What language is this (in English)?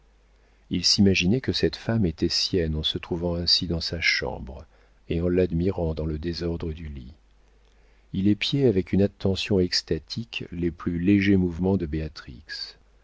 French